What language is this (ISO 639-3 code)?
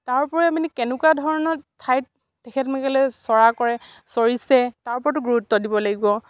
asm